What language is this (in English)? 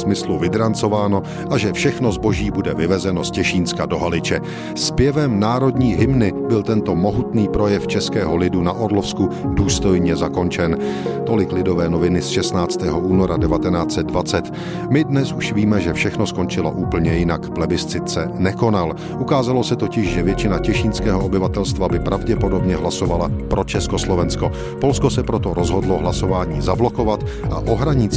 Czech